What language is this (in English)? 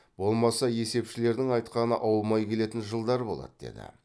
Kazakh